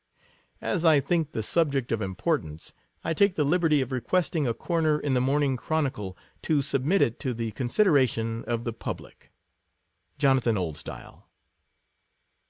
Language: English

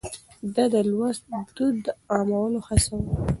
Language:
Pashto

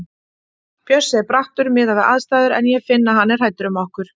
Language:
Icelandic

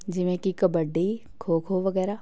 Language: Punjabi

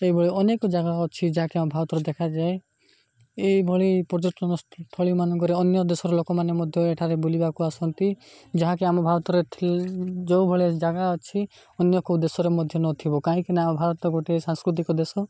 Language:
Odia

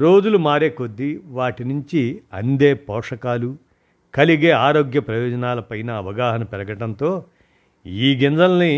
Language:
Telugu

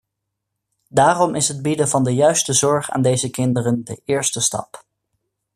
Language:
Dutch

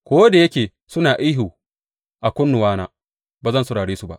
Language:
Hausa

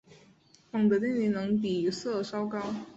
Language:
Chinese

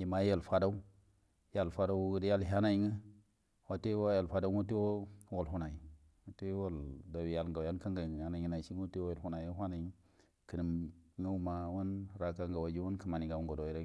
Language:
Buduma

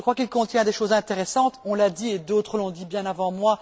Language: French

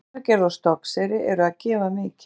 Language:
Icelandic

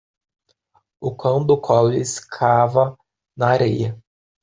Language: Portuguese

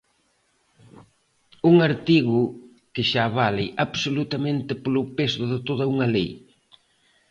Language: Galician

